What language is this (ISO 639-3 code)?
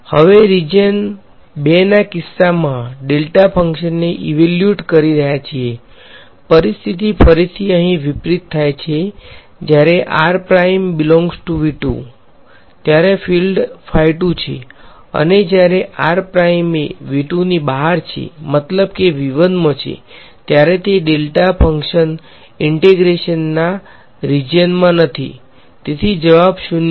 guj